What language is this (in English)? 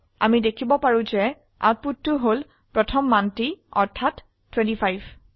Assamese